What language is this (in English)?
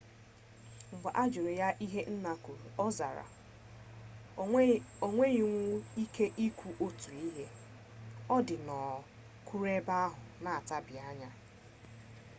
Igbo